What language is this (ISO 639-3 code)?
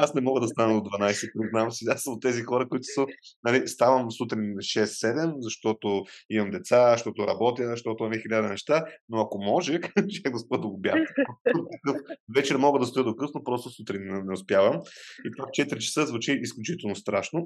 bul